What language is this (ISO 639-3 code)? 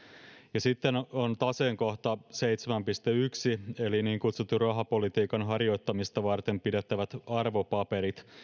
fin